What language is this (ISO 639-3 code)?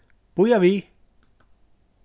fao